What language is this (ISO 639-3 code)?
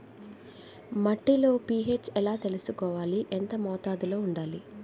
tel